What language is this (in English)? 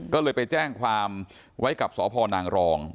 Thai